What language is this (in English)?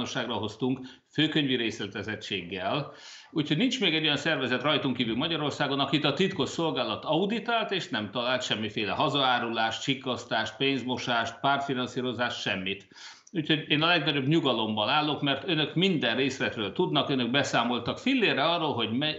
Hungarian